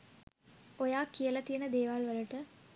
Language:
Sinhala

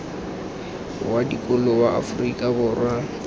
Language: Tswana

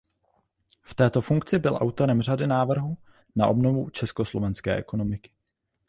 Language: Czech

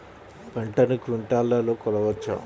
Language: Telugu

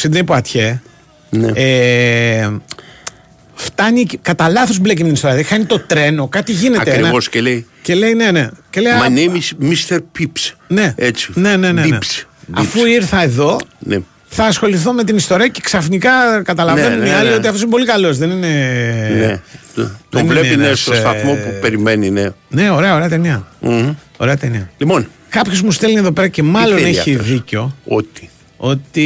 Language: Greek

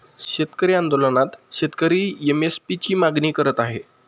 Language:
Marathi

